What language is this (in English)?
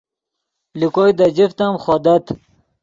Yidgha